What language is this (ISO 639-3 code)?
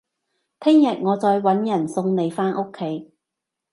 yue